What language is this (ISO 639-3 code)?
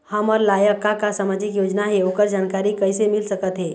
hne